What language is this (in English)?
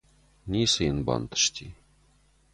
Ossetic